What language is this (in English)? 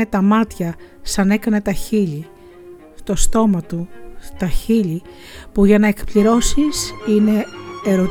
Greek